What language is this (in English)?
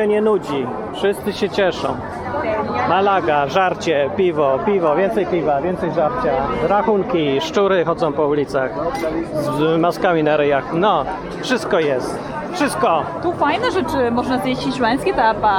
Polish